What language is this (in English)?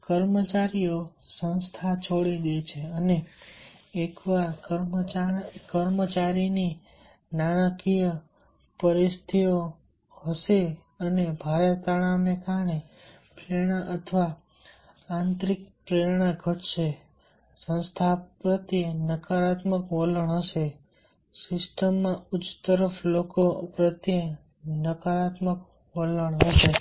Gujarati